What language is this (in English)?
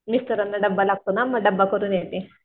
Marathi